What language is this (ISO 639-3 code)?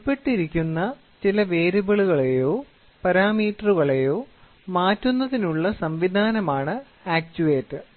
mal